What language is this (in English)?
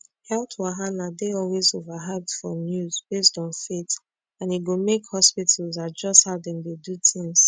Nigerian Pidgin